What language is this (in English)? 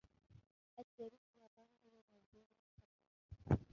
Arabic